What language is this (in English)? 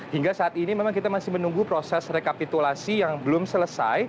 Indonesian